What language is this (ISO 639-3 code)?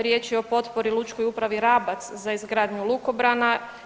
hrv